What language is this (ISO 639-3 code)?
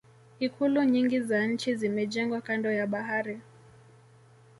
swa